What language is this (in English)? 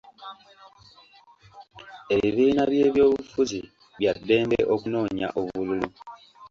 Ganda